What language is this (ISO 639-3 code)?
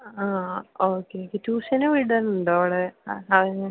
mal